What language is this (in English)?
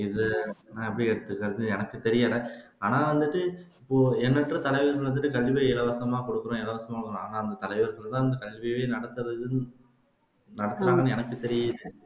Tamil